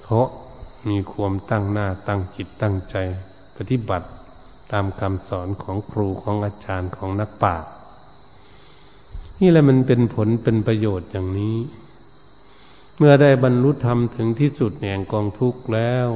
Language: Thai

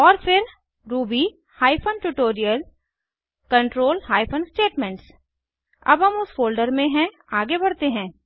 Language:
Hindi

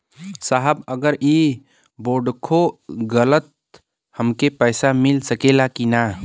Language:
Bhojpuri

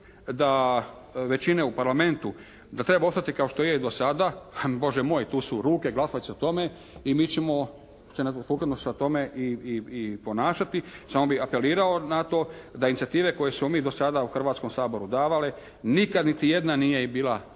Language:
Croatian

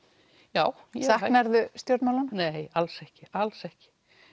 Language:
Icelandic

